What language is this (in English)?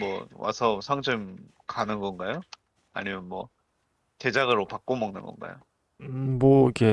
Korean